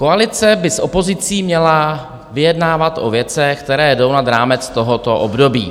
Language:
Czech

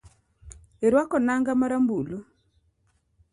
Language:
Luo (Kenya and Tanzania)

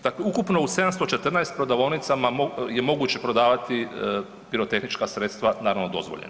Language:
Croatian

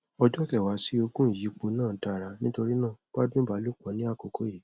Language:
Yoruba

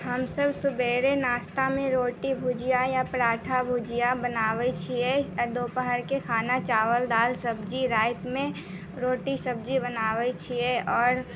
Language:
Maithili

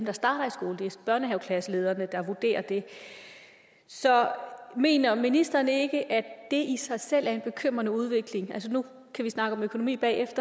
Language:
Danish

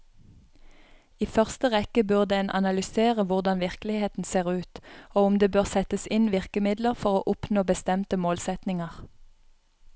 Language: Norwegian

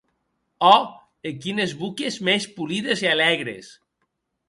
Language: Occitan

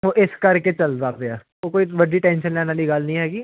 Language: Punjabi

